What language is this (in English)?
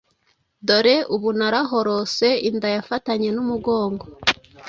Kinyarwanda